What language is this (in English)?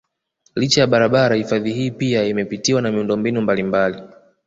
Swahili